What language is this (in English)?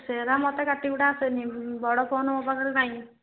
Odia